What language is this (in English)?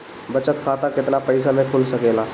Bhojpuri